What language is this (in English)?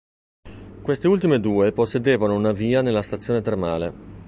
Italian